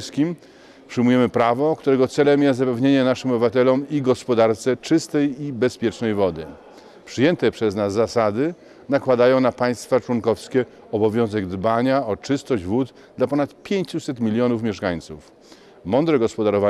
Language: Polish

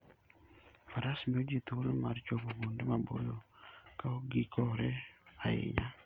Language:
Luo (Kenya and Tanzania)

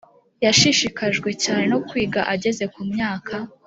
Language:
Kinyarwanda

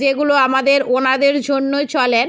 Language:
Bangla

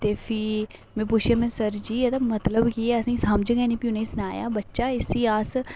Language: Dogri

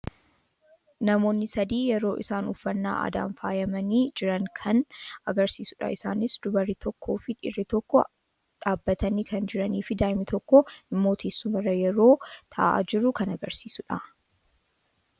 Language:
Oromo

